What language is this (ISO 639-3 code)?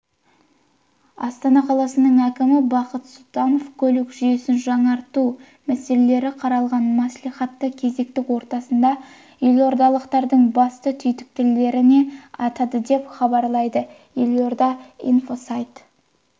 kaz